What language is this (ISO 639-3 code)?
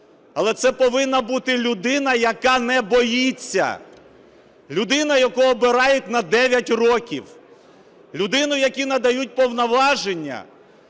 ukr